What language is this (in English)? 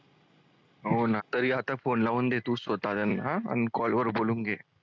Marathi